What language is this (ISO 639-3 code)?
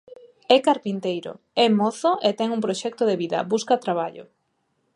glg